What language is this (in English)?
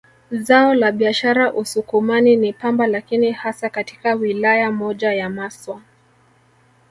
Swahili